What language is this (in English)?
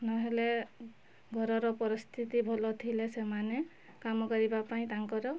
Odia